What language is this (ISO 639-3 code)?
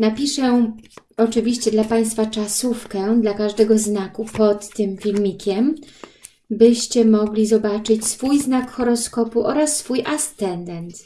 pol